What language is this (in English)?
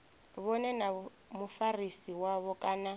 Venda